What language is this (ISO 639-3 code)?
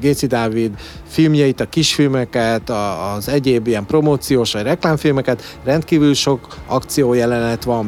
hun